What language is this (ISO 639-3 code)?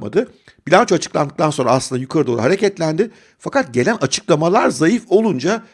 tur